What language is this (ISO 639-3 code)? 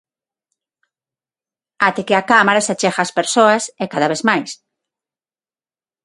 glg